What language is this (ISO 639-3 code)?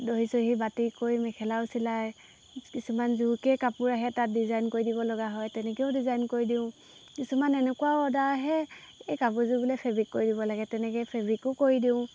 asm